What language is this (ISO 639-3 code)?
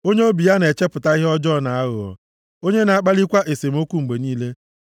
ibo